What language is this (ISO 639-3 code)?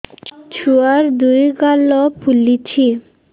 ori